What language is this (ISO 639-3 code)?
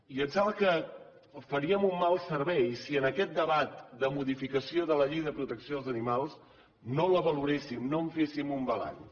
cat